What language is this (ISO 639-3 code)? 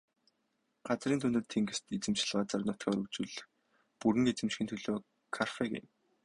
mon